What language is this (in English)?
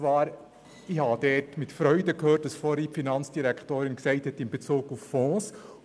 Swiss German